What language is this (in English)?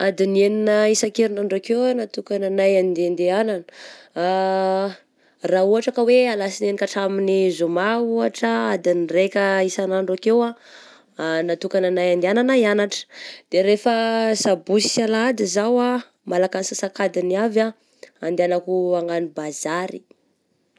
Southern Betsimisaraka Malagasy